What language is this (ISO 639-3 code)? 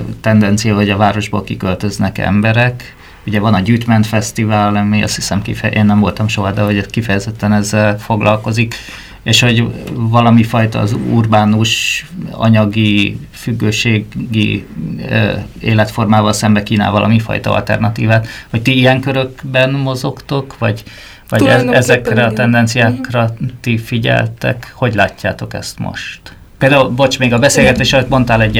hun